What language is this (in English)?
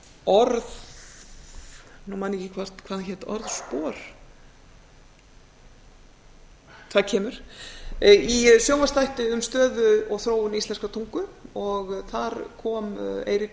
Icelandic